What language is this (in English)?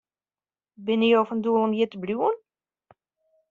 Western Frisian